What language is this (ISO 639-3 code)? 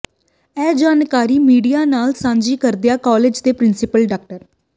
pan